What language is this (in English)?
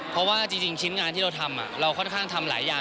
Thai